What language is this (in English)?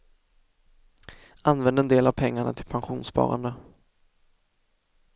Swedish